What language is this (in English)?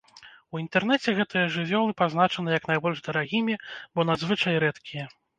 Belarusian